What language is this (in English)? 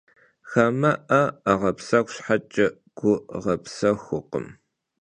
Kabardian